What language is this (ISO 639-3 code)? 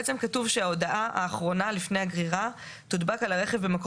heb